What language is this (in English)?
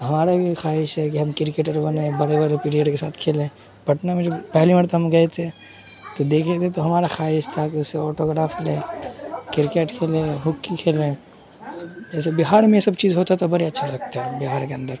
Urdu